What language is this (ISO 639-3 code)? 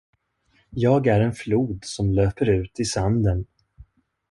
swe